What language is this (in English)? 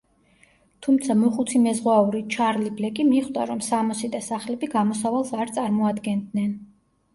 Georgian